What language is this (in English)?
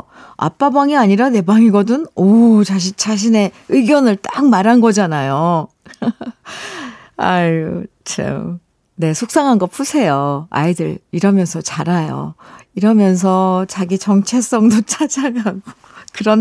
Korean